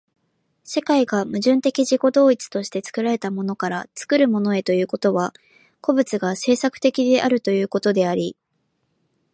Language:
Japanese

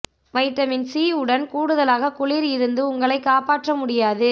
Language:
Tamil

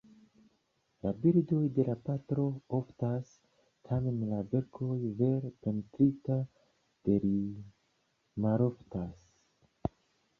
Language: Esperanto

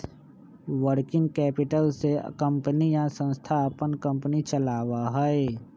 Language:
Magahi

